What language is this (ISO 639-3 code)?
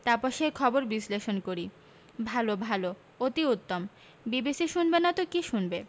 ben